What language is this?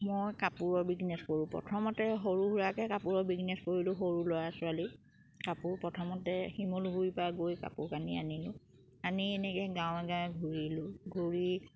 Assamese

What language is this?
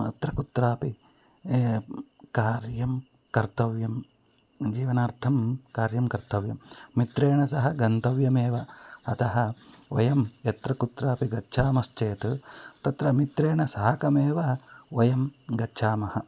Sanskrit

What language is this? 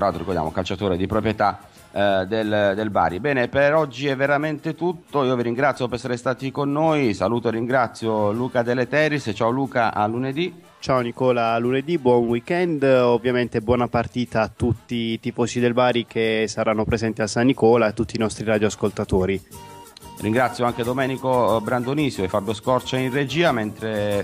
Italian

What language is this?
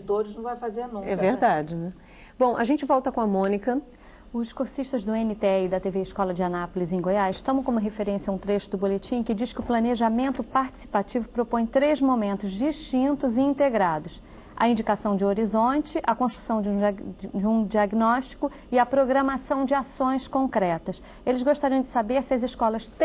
Portuguese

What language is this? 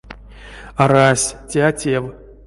Erzya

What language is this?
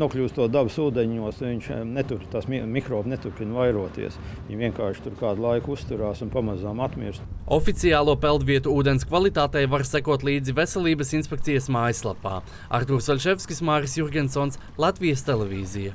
Latvian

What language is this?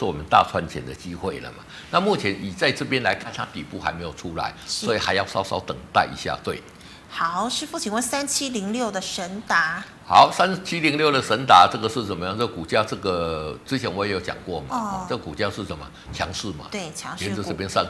Chinese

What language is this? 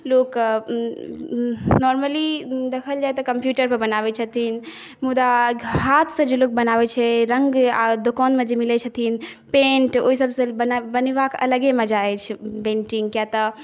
Maithili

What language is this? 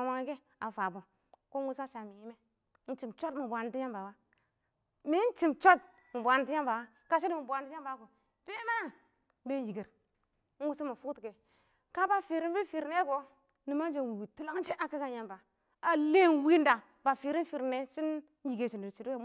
Awak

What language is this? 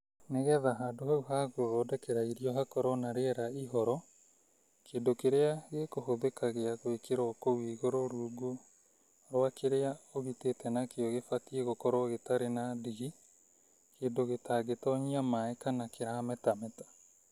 Kikuyu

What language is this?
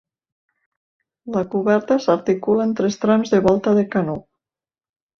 Catalan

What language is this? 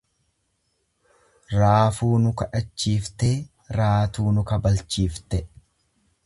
Oromo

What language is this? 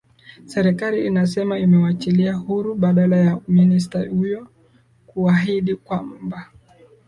Swahili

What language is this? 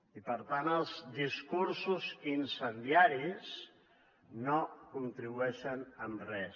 Catalan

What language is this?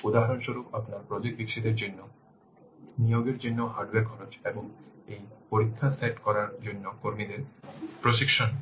Bangla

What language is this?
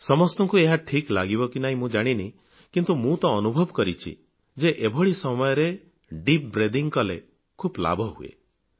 Odia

